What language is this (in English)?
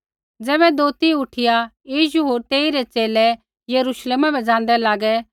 Kullu Pahari